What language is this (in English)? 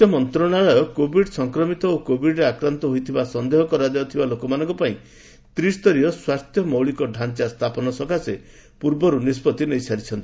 Odia